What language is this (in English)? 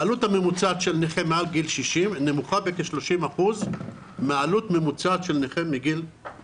Hebrew